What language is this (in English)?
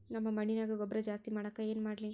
Kannada